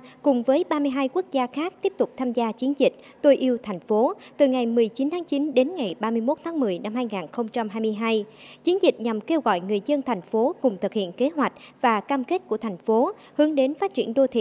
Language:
Vietnamese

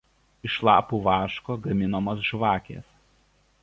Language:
Lithuanian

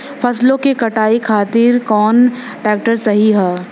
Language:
Bhojpuri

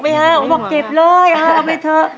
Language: Thai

